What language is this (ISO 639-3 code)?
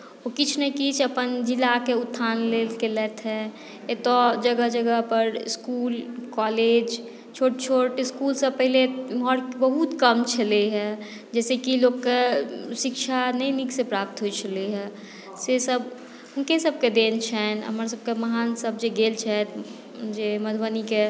mai